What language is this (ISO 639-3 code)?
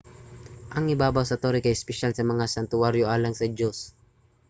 ceb